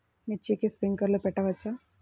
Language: Telugu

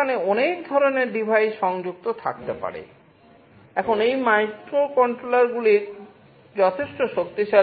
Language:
Bangla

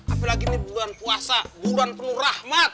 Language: Indonesian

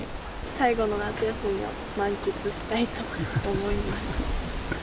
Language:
Japanese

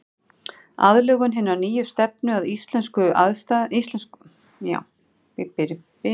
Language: Icelandic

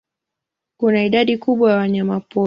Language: Swahili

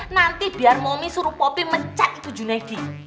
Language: Indonesian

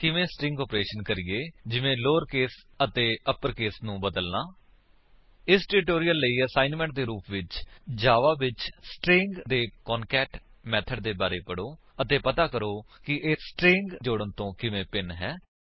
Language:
Punjabi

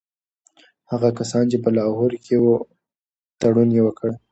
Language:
Pashto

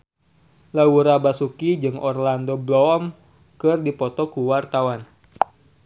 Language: Sundanese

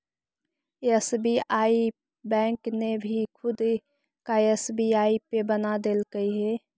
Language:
Magahi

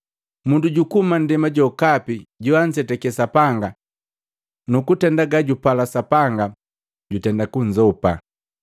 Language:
Matengo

